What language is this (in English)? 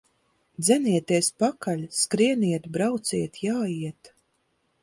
Latvian